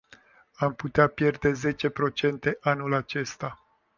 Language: Romanian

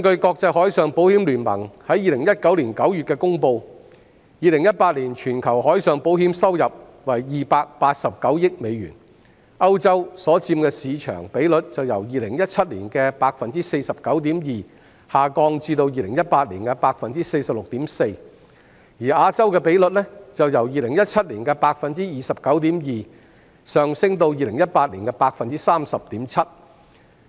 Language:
Cantonese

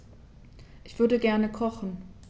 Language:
German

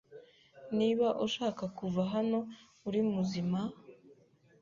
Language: Kinyarwanda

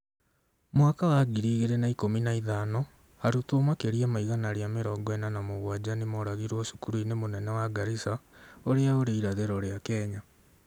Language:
Kikuyu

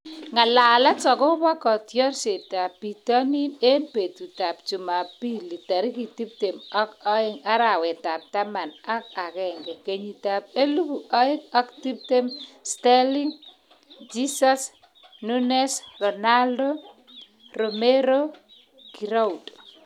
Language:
Kalenjin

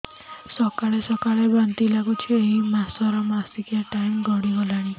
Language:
Odia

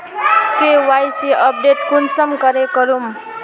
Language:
Magahi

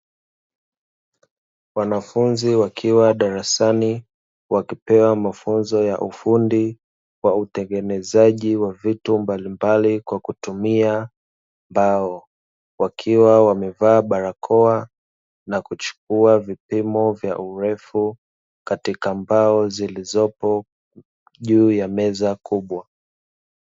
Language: Swahili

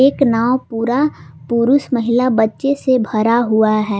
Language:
Hindi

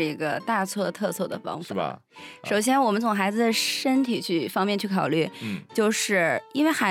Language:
Chinese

